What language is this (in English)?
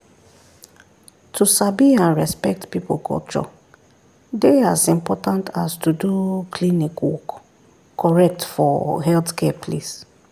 Nigerian Pidgin